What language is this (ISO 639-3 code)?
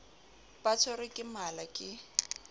sot